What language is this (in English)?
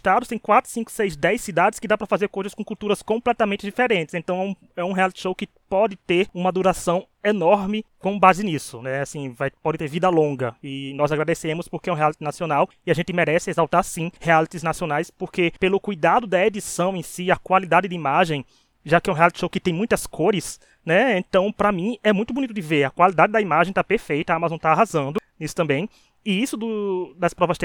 Portuguese